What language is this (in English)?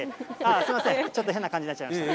Japanese